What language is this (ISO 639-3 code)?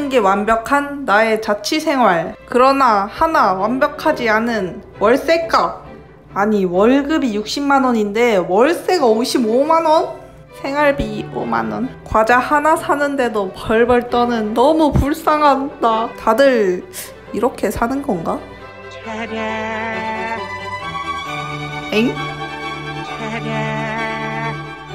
kor